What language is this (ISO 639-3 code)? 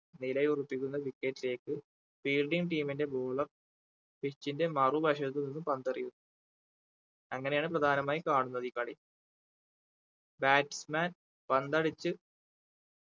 mal